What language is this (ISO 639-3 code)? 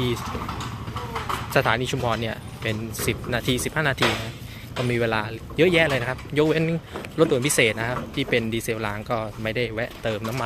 tha